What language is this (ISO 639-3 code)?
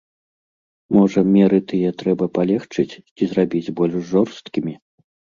bel